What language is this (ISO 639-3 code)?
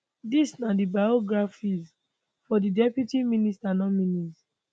pcm